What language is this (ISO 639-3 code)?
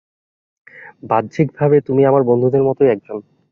ben